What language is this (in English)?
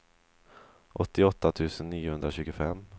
Swedish